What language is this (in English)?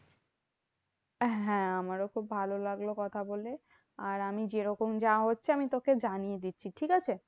Bangla